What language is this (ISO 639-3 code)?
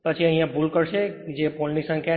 guj